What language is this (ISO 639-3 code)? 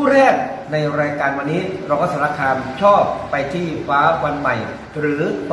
tha